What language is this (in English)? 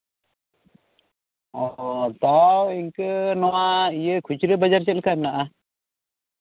Santali